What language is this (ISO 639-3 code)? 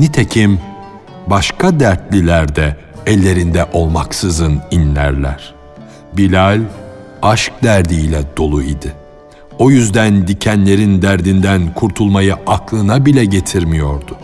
tur